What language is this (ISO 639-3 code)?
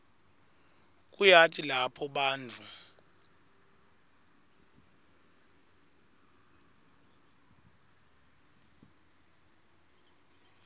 ssw